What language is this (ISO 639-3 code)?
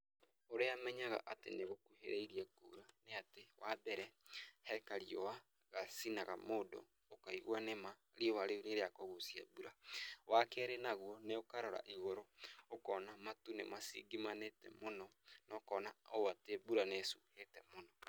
kik